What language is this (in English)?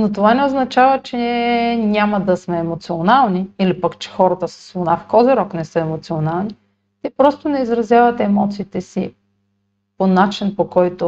Bulgarian